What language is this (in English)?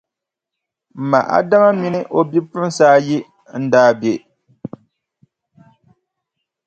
Dagbani